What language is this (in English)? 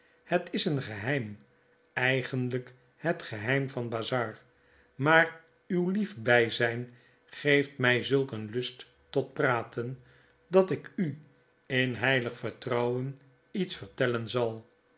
Dutch